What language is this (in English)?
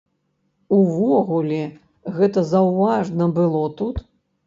Belarusian